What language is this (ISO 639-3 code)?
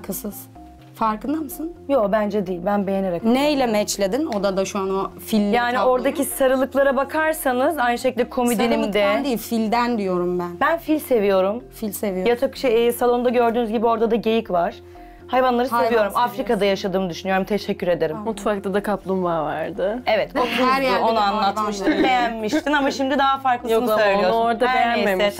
tur